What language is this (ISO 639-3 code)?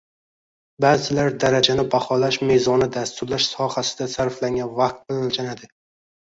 uzb